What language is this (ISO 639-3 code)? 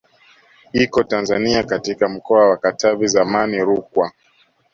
swa